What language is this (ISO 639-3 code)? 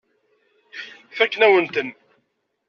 kab